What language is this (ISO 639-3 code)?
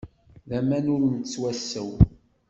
kab